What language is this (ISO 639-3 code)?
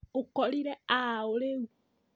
kik